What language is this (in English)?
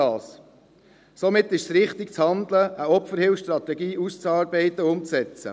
Swiss German